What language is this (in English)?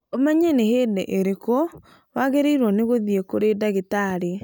Kikuyu